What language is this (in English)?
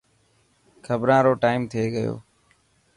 Dhatki